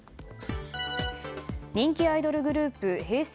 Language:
Japanese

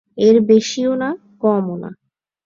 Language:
Bangla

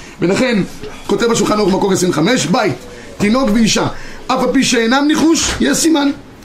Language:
Hebrew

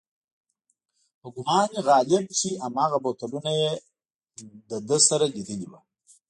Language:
Pashto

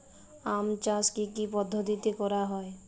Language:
Bangla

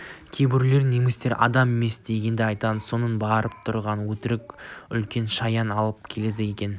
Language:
Kazakh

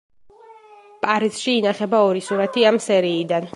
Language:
Georgian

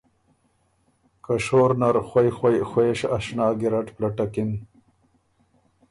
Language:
Ormuri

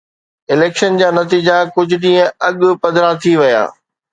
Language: Sindhi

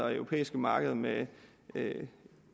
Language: Danish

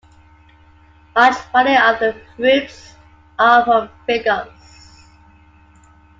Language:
English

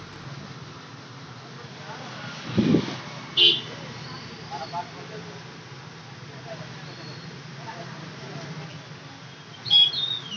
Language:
Telugu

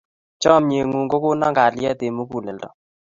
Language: Kalenjin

